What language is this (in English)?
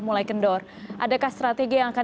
Indonesian